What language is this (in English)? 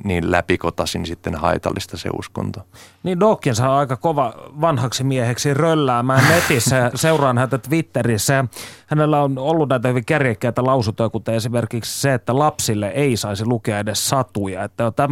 Finnish